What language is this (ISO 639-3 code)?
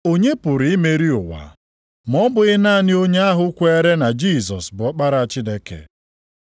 ibo